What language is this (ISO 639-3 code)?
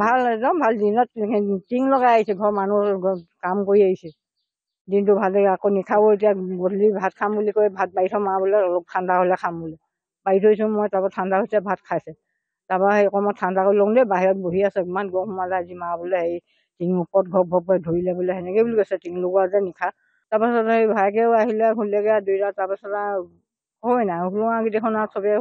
ben